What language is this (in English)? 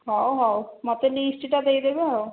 Odia